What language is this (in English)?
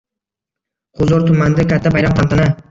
Uzbek